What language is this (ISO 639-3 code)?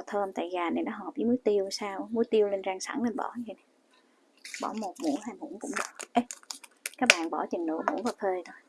vie